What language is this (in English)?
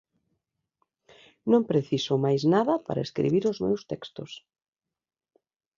Galician